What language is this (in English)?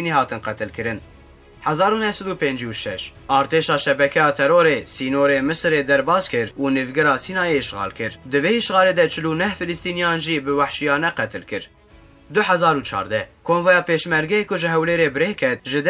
Arabic